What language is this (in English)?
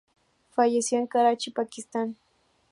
Spanish